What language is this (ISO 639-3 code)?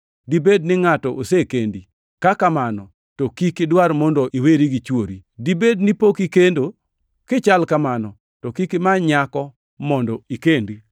luo